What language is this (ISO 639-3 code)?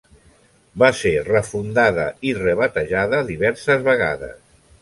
cat